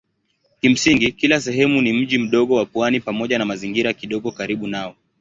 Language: Swahili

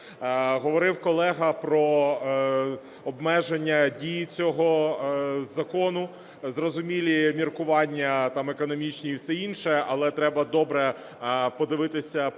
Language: Ukrainian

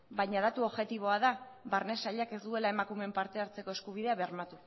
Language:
Basque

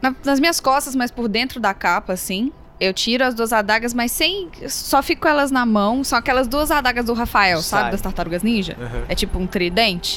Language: Portuguese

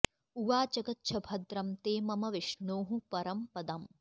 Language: Sanskrit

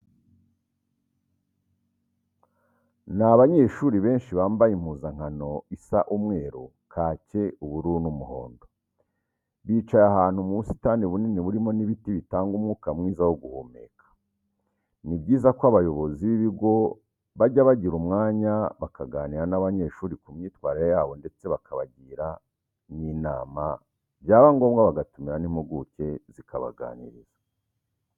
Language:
Kinyarwanda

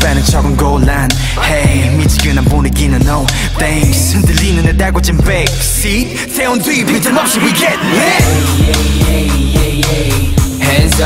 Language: Polish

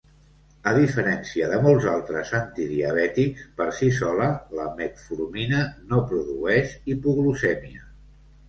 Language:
Catalan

